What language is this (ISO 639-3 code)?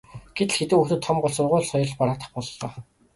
mon